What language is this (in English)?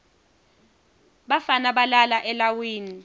Swati